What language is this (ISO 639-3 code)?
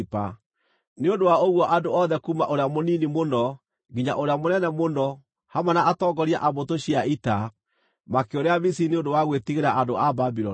kik